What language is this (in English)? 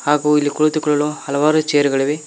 Kannada